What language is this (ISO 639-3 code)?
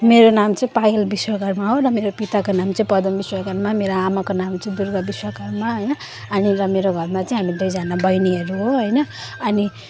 nep